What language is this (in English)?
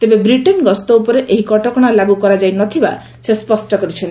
Odia